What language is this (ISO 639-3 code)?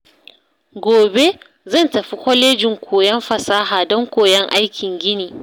hau